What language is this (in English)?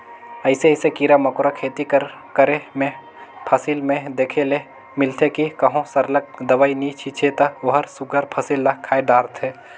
Chhattisgarhi